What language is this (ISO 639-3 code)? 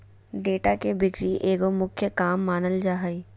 mag